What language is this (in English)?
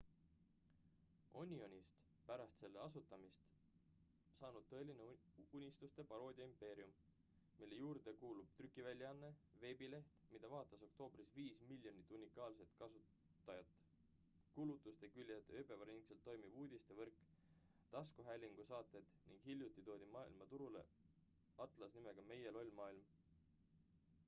Estonian